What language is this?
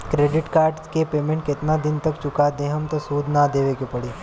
Bhojpuri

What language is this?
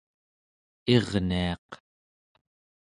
Central Yupik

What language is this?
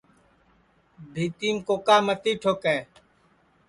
Sansi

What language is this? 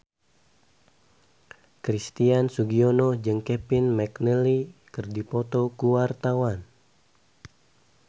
Sundanese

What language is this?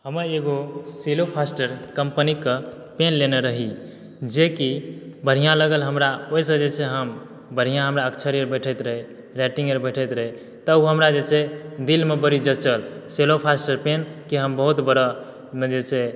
Maithili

